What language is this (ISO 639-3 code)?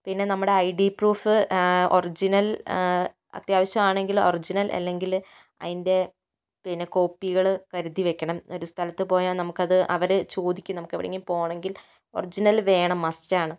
mal